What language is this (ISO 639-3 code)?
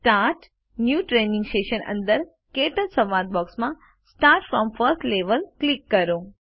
guj